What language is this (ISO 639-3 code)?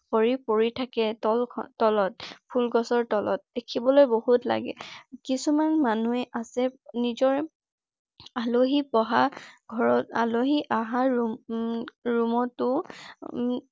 asm